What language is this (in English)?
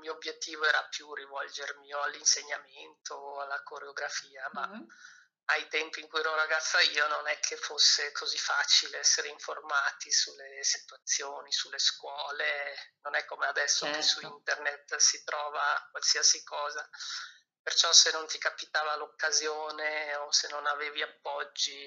Italian